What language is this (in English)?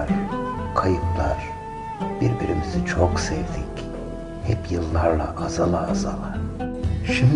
Turkish